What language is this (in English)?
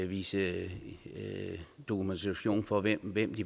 Danish